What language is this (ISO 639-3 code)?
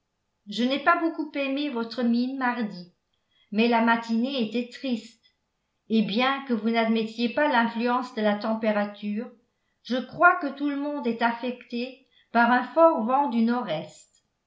fra